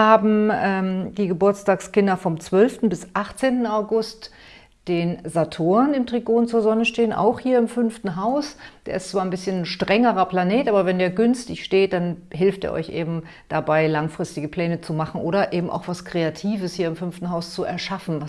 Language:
German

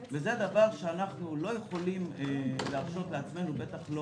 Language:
Hebrew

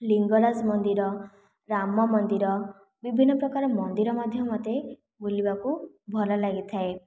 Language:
Odia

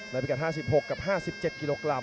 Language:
Thai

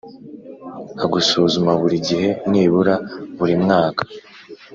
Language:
Kinyarwanda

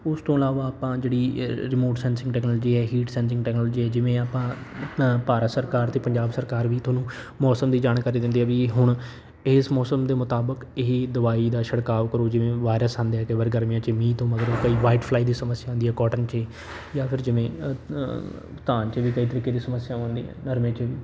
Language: Punjabi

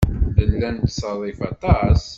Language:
Kabyle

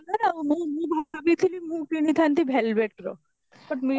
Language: Odia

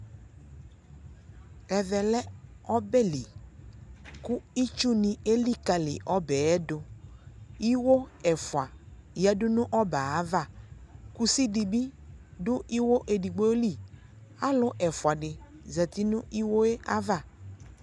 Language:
Ikposo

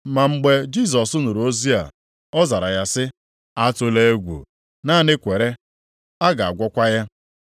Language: Igbo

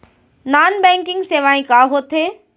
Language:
Chhattisgarhi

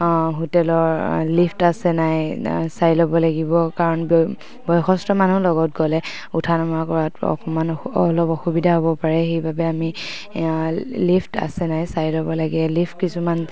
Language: Assamese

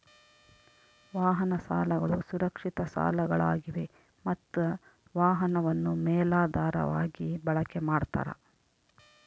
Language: Kannada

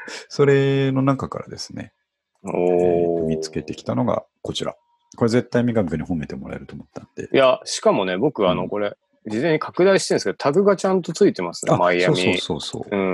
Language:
Japanese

